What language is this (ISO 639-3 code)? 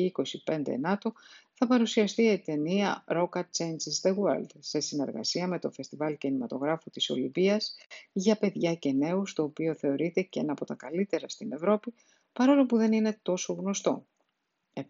ell